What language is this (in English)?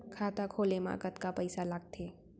Chhattisgarhi